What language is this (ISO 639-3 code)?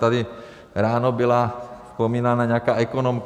ces